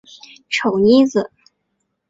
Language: Chinese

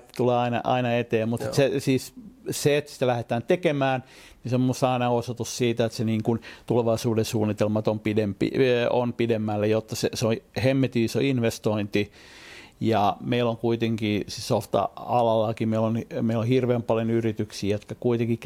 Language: Finnish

